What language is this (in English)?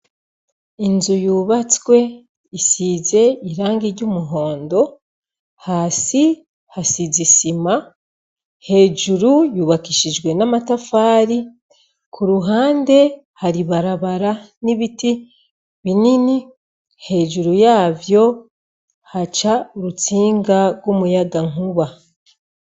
Rundi